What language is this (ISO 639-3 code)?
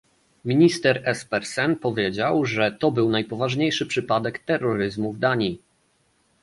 pol